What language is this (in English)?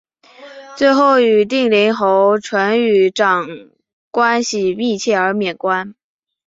Chinese